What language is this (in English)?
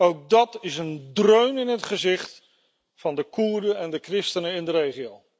Dutch